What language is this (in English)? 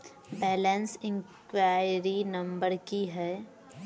Maithili